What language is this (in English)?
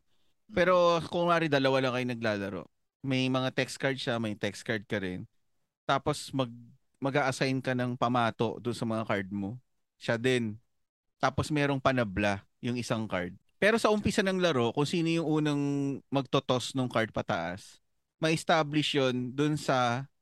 Filipino